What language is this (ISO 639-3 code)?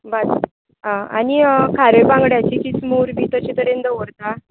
kok